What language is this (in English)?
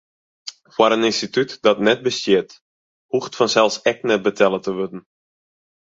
Western Frisian